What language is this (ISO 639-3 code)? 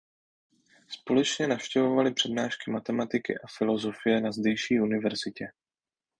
ces